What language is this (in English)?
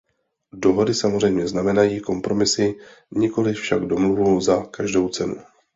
Czech